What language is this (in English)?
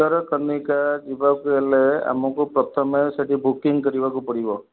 Odia